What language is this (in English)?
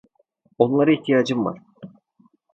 Turkish